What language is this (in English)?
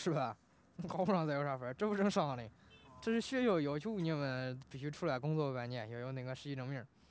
Chinese